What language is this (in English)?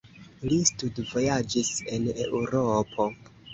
Esperanto